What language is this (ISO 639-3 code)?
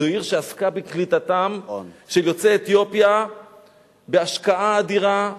heb